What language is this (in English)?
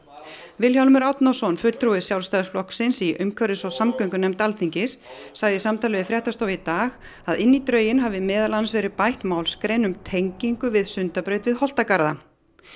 Icelandic